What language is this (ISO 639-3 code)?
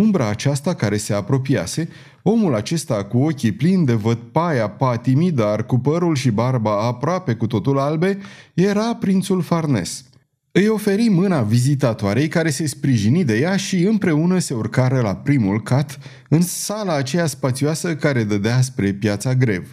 ron